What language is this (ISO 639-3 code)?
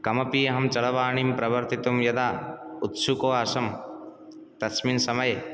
san